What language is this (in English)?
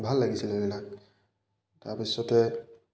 Assamese